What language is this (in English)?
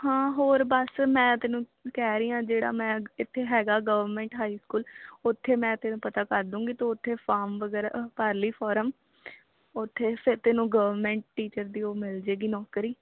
Punjabi